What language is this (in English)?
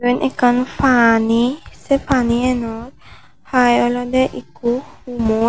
Chakma